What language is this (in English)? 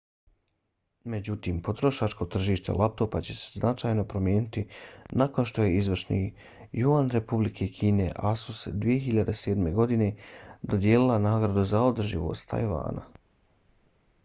Bosnian